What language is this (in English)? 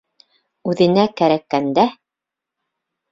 Bashkir